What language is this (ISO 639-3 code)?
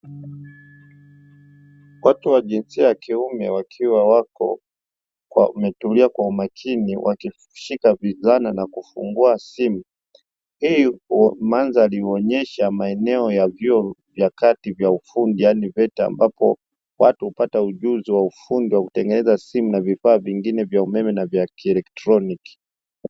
swa